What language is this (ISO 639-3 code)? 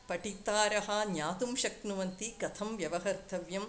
san